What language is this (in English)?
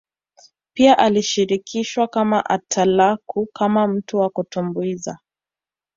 Swahili